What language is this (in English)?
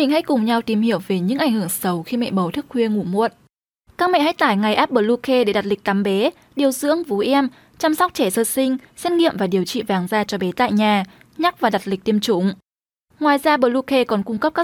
Vietnamese